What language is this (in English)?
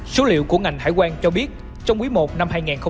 Vietnamese